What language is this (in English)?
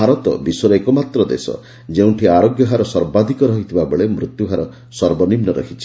Odia